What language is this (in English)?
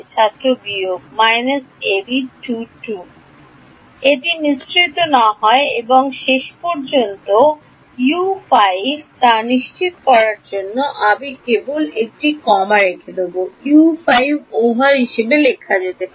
Bangla